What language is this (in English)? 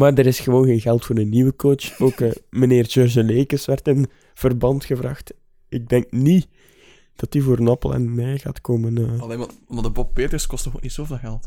Dutch